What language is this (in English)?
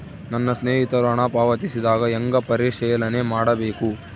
Kannada